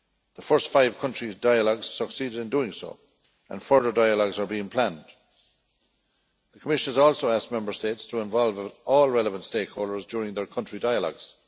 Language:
English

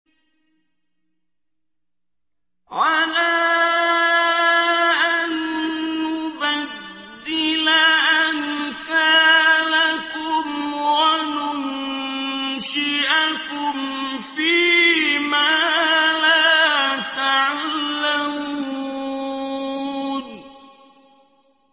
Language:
Arabic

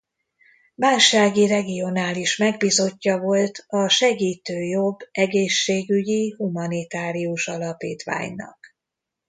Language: Hungarian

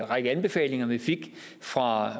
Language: Danish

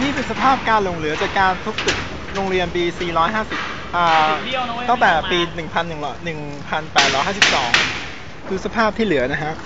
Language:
Thai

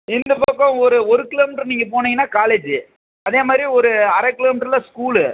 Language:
Tamil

